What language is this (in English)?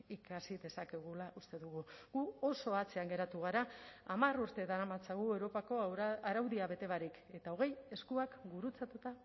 Basque